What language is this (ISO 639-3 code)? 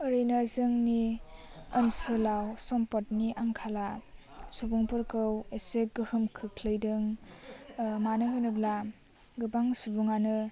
brx